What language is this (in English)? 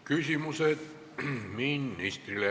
Estonian